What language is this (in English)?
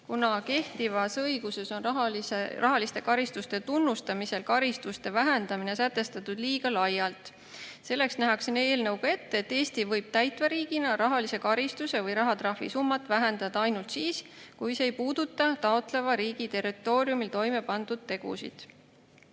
Estonian